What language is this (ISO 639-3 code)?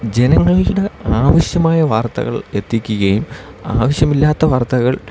mal